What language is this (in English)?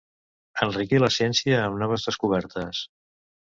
Catalan